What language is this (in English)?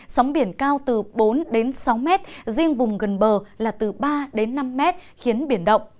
Vietnamese